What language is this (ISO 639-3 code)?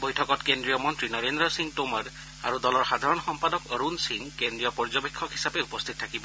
asm